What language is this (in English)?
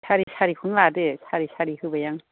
Bodo